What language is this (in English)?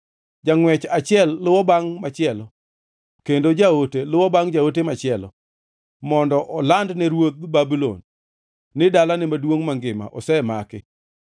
Luo (Kenya and Tanzania)